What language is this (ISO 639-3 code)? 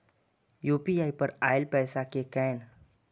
mai